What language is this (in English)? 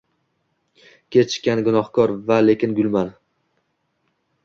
Uzbek